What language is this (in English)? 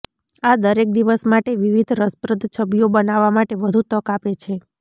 Gujarati